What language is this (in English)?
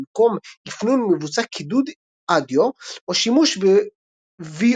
Hebrew